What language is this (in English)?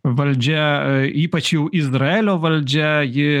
Lithuanian